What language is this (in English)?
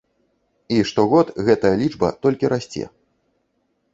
Belarusian